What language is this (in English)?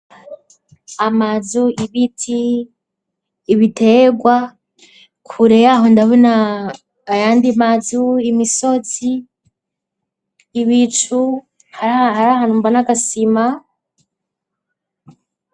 Rundi